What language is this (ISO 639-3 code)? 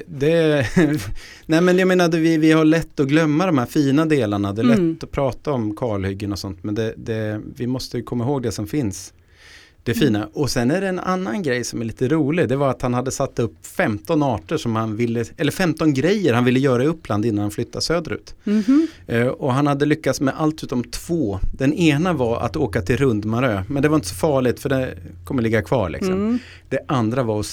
swe